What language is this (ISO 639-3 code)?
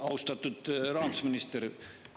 est